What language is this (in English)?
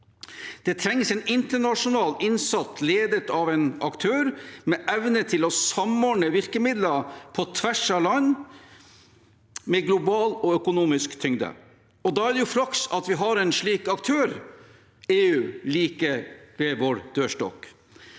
Norwegian